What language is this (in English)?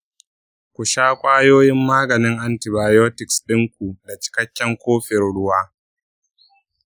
Hausa